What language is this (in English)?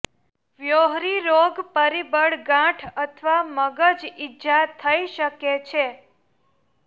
Gujarati